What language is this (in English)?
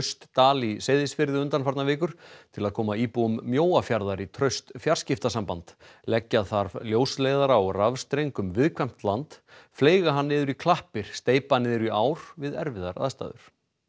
Icelandic